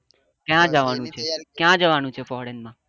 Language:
Gujarati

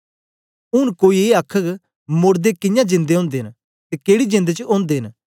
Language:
Dogri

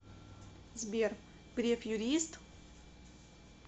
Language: Russian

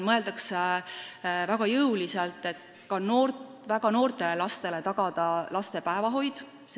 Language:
Estonian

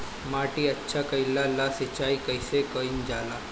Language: Bhojpuri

